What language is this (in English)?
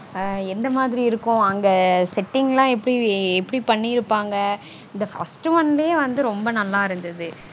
Tamil